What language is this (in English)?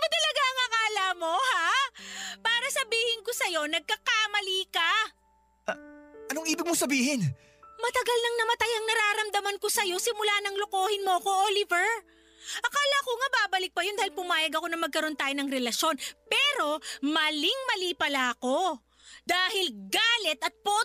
Filipino